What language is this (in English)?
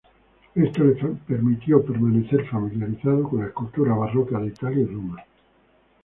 Spanish